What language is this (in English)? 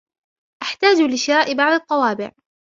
Arabic